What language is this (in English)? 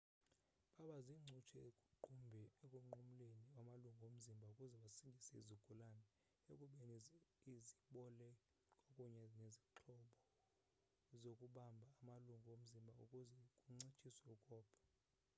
Xhosa